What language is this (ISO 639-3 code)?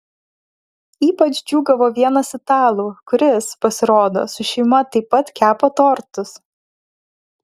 lit